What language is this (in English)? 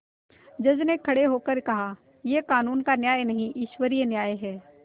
Hindi